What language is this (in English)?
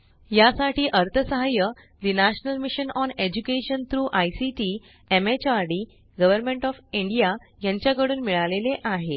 Marathi